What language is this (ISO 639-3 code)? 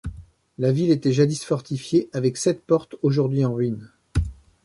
fra